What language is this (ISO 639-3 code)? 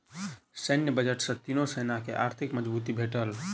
mai